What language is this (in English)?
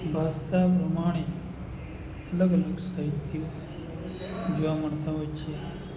Gujarati